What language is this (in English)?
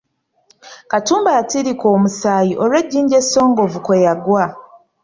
Ganda